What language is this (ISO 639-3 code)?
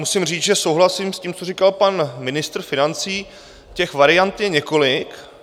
ces